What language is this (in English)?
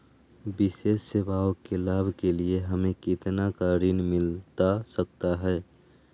Magahi